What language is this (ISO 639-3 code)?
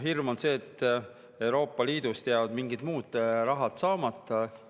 est